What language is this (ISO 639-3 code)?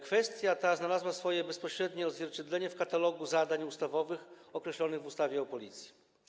pol